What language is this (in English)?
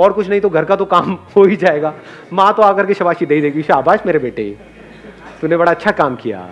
Hindi